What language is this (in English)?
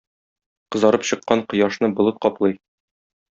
Tatar